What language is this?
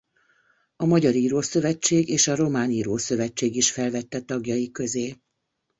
Hungarian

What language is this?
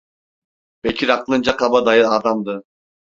Turkish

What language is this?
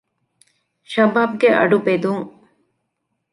Divehi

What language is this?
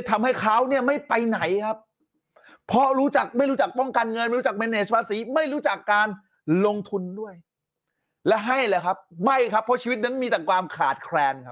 Thai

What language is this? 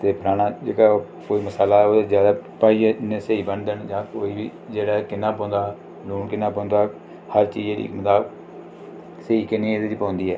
Dogri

